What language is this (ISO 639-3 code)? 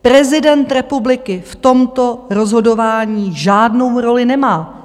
ces